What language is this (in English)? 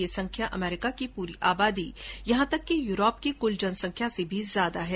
Hindi